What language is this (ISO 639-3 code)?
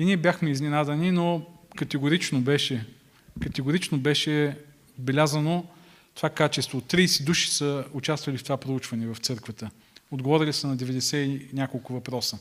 bul